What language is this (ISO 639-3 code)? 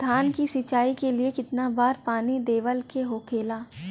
bho